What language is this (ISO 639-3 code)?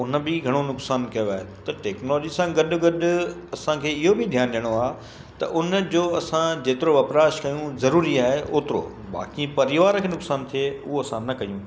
snd